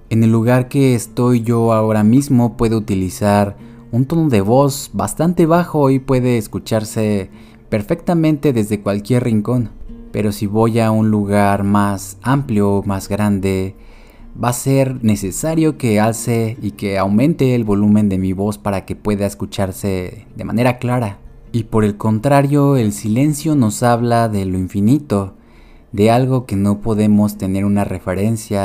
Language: Spanish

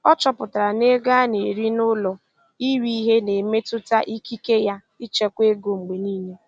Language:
Igbo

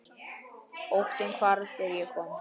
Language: Icelandic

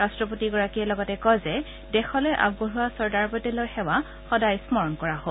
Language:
Assamese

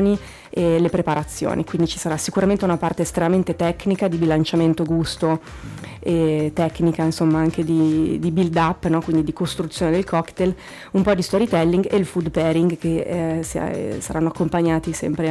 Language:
Italian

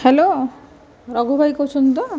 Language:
Odia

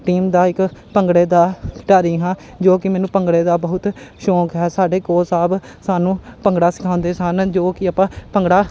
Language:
Punjabi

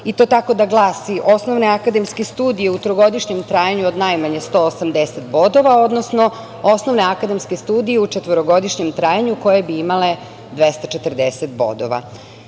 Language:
Serbian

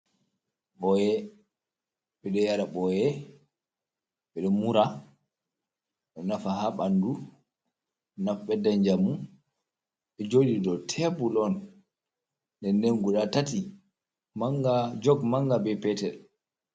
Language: Fula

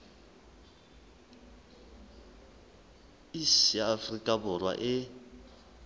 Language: Southern Sotho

